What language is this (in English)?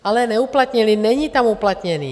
Czech